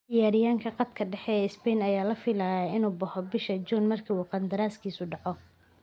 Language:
Somali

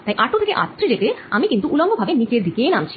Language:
Bangla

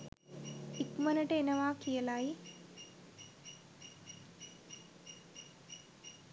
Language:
Sinhala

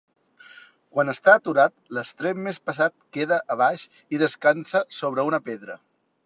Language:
Catalan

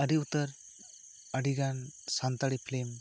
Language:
Santali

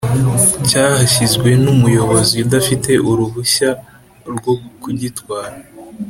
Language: Kinyarwanda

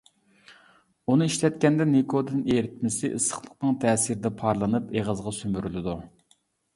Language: Uyghur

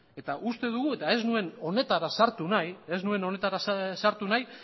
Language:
Basque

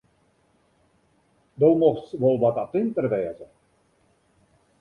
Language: Western Frisian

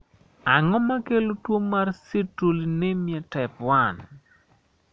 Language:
Luo (Kenya and Tanzania)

